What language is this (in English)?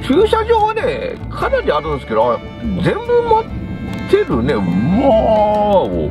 Japanese